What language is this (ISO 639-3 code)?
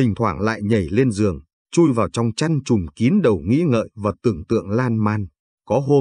vie